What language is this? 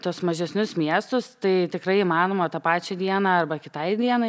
Lithuanian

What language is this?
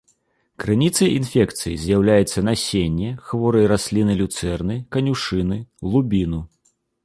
Belarusian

